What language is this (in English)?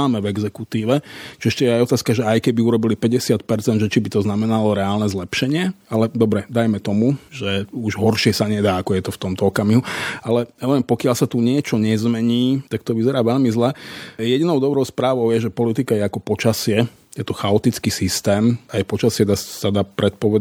Slovak